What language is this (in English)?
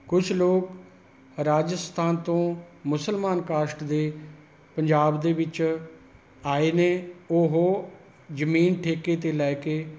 Punjabi